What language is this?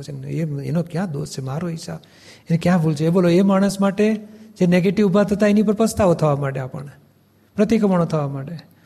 Gujarati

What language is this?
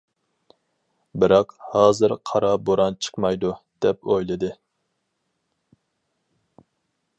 Uyghur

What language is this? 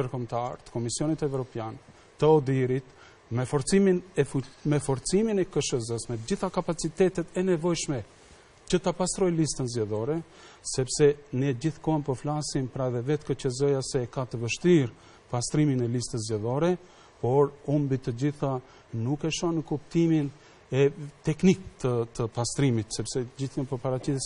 Romanian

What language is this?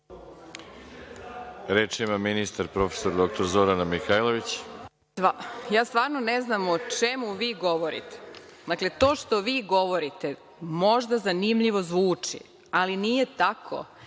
Serbian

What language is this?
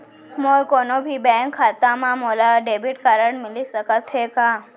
Chhattisgarhi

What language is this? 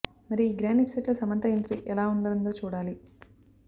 Telugu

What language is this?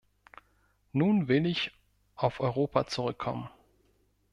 German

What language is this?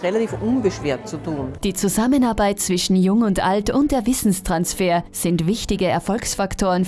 German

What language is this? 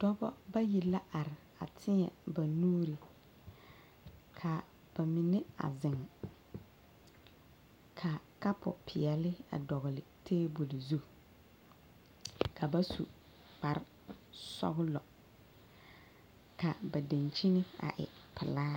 Southern Dagaare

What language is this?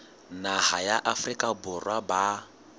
Southern Sotho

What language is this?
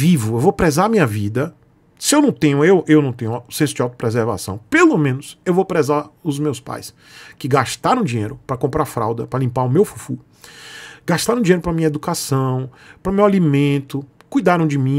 Portuguese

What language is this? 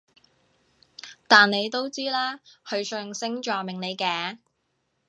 Cantonese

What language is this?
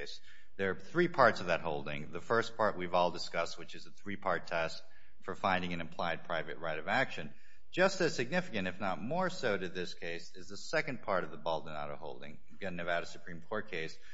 English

